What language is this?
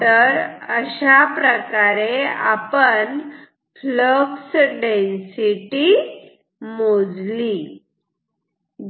Marathi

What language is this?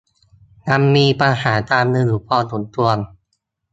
Thai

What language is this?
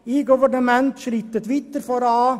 Swiss German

